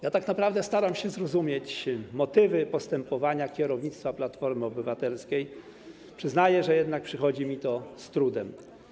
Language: Polish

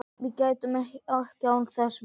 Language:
Icelandic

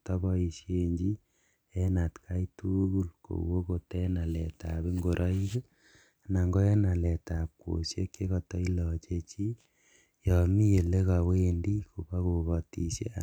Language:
Kalenjin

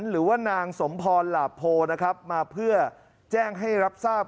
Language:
Thai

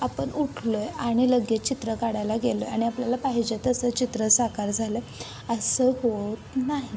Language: Marathi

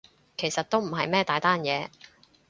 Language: Cantonese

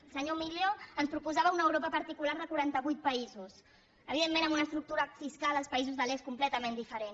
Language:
Catalan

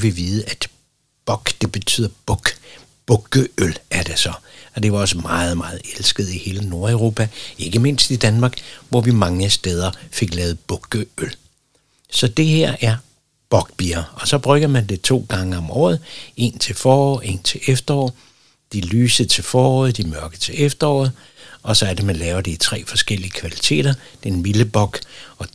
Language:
Danish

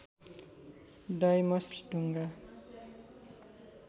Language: Nepali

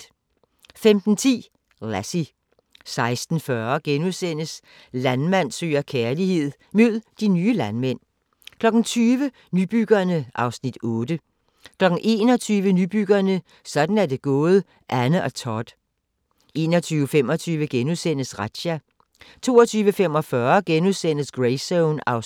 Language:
Danish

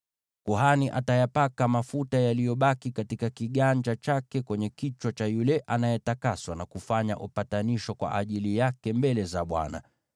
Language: Swahili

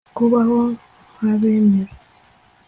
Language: Kinyarwanda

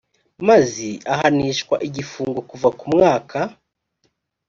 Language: Kinyarwanda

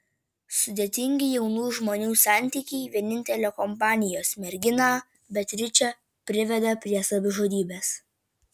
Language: Lithuanian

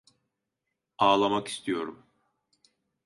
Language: Turkish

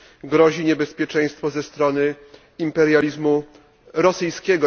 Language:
Polish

